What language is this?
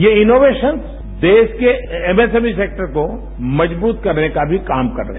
Hindi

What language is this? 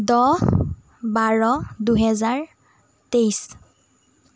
Assamese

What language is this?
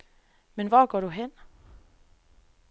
Danish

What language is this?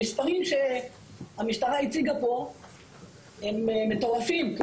Hebrew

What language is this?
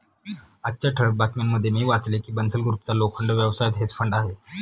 Marathi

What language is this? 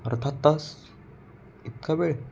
Marathi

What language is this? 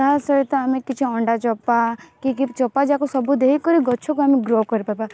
Odia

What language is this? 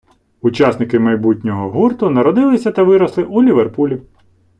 Ukrainian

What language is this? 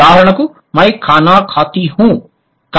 Telugu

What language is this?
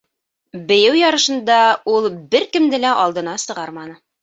Bashkir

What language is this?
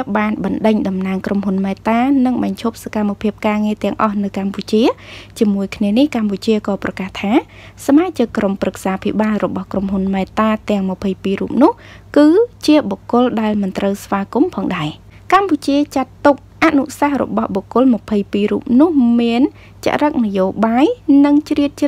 Thai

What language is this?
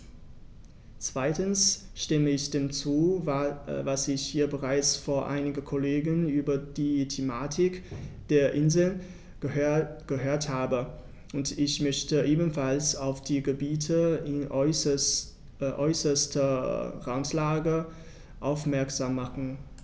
German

